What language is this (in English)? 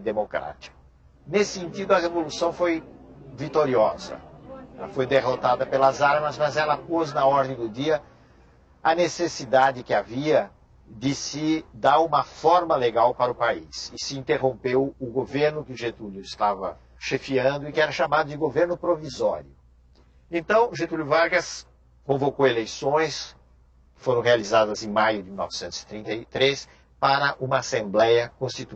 Portuguese